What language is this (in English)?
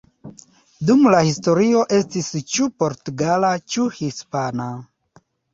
Esperanto